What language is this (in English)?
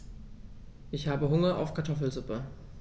German